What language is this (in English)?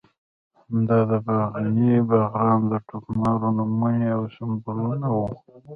Pashto